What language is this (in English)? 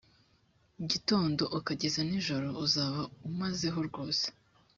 Kinyarwanda